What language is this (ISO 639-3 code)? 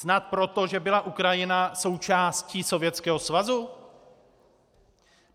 ces